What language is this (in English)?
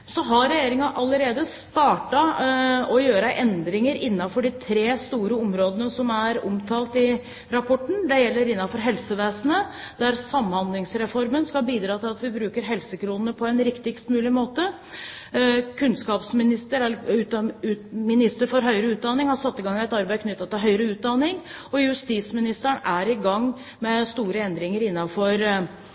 Norwegian Bokmål